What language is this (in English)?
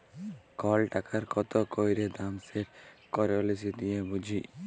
Bangla